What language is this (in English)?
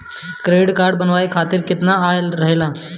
Bhojpuri